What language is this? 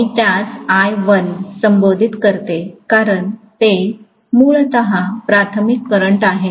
Marathi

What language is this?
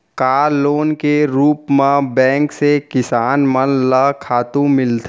Chhattisgarhi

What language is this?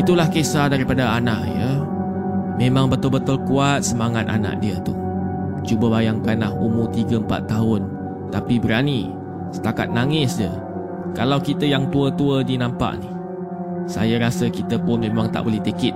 Malay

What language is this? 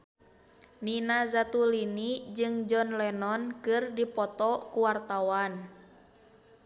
Sundanese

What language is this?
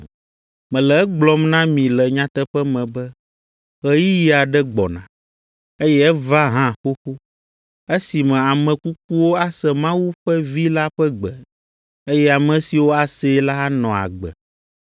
Ewe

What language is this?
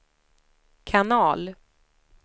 Swedish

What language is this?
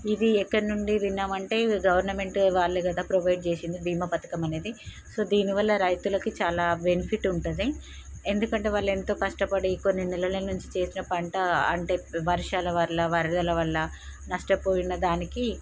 Telugu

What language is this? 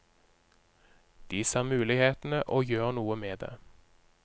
Norwegian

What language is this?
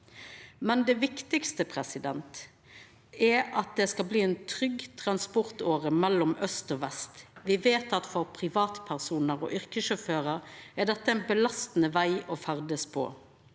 Norwegian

